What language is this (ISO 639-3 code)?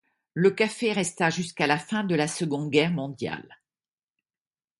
fra